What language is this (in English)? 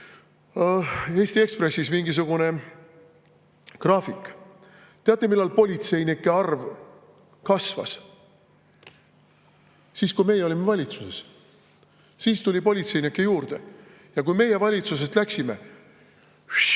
Estonian